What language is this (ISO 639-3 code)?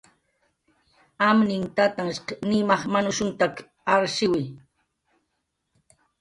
jqr